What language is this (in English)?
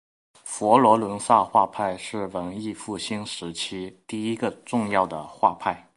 Chinese